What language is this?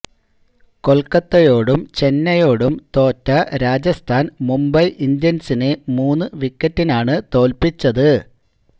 Malayalam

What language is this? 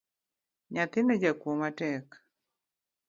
Luo (Kenya and Tanzania)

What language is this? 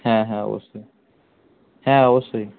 Bangla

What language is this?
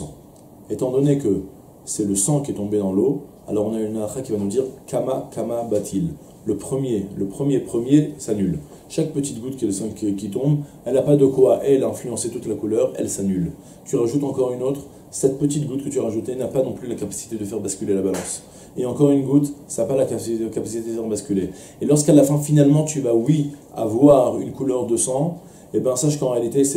French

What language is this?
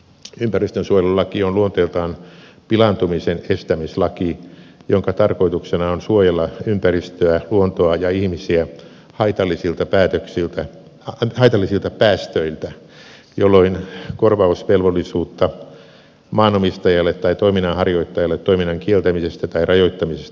Finnish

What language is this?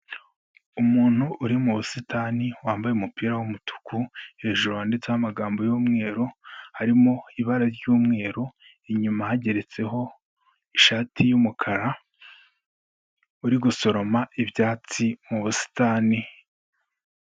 Kinyarwanda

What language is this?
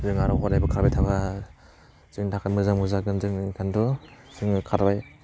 Bodo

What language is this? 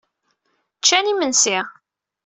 Kabyle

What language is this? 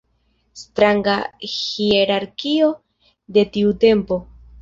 Esperanto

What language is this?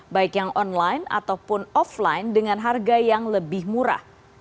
Indonesian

